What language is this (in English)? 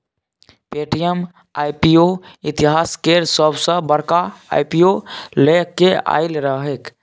Maithili